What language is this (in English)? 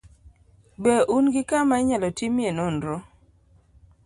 Luo (Kenya and Tanzania)